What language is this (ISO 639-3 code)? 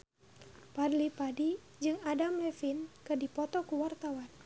sun